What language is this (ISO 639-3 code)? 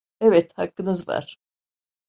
tur